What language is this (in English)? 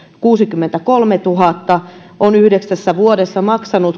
Finnish